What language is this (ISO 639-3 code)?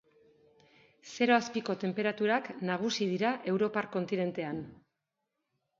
eus